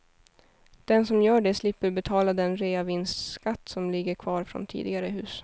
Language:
Swedish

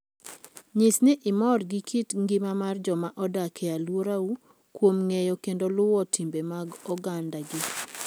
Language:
Luo (Kenya and Tanzania)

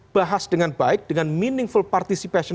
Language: Indonesian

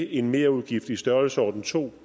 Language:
Danish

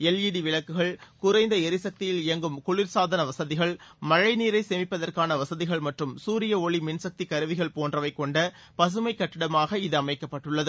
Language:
Tamil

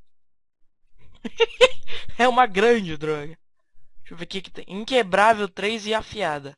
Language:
Portuguese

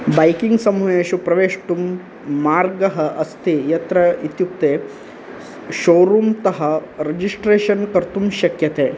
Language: Sanskrit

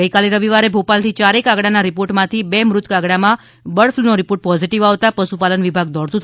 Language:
Gujarati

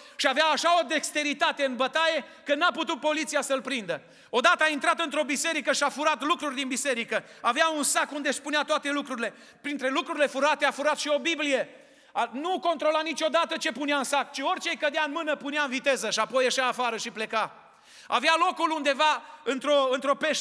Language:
Romanian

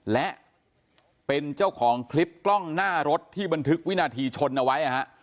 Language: Thai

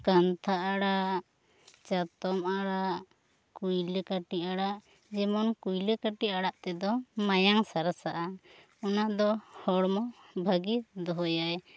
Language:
Santali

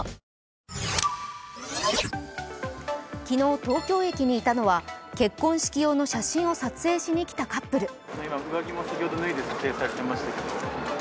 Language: Japanese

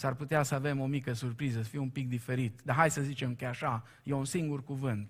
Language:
Romanian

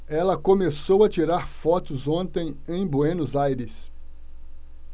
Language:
Portuguese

